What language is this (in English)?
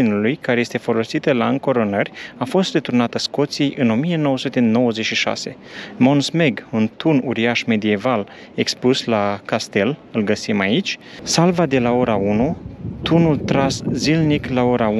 Romanian